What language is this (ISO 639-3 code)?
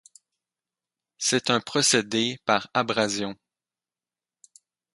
fra